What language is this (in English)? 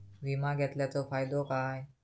Marathi